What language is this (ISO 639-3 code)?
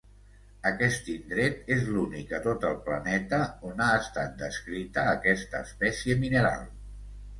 cat